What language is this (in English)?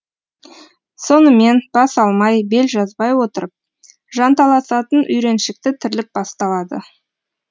Kazakh